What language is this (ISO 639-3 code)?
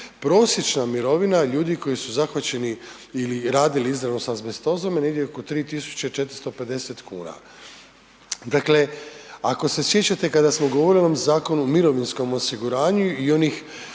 hrv